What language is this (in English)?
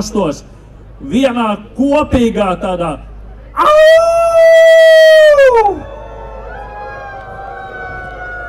Latvian